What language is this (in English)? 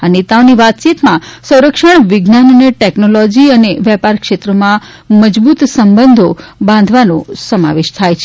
Gujarati